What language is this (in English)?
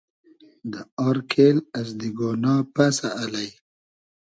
Hazaragi